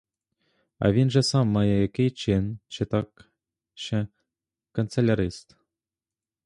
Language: Ukrainian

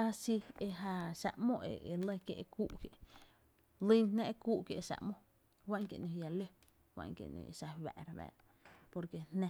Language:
Tepinapa Chinantec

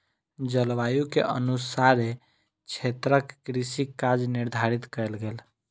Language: Maithili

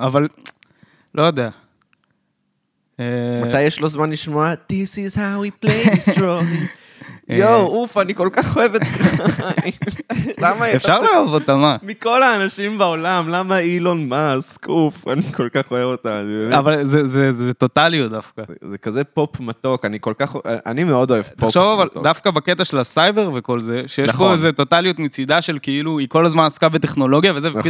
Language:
Hebrew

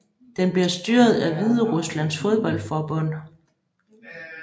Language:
Danish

